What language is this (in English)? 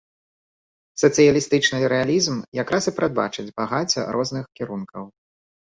Belarusian